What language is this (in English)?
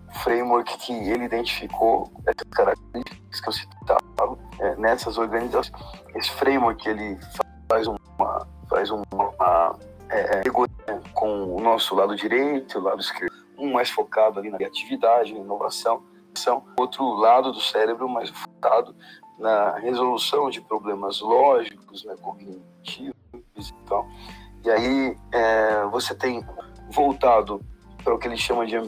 Portuguese